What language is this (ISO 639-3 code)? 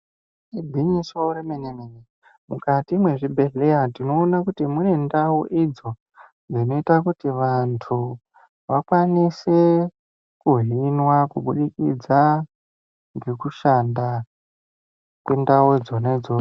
ndc